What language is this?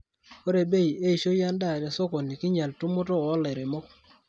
Masai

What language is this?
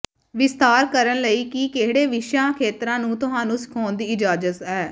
Punjabi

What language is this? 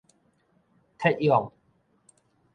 Min Nan Chinese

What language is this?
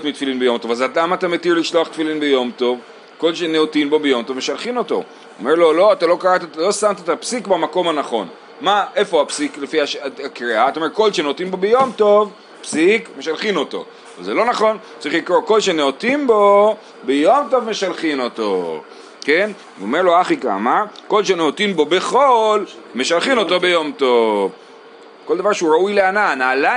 Hebrew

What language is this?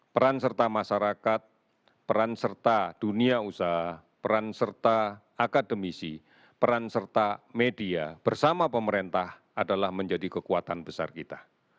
Indonesian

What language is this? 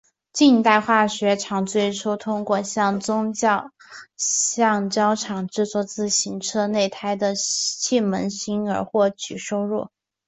Chinese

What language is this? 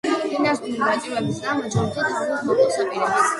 Georgian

